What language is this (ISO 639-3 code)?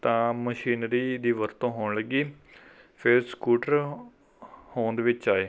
pan